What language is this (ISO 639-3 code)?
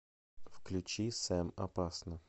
rus